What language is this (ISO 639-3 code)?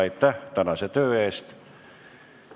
est